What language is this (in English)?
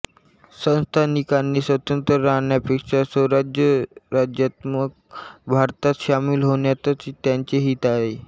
Marathi